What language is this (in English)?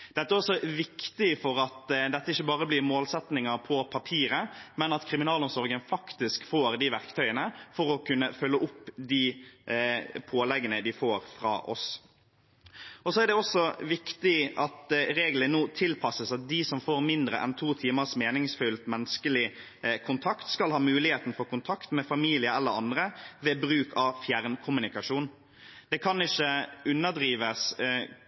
Norwegian Bokmål